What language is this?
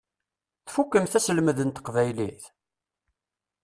Kabyle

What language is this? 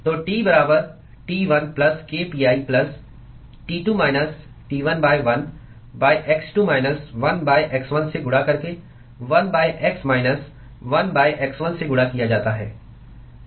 Hindi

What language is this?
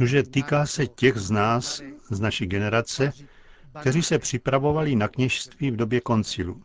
Czech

